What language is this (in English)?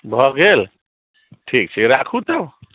Maithili